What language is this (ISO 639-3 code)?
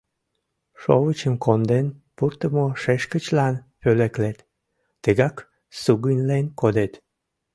chm